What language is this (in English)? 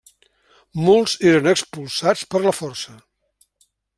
Catalan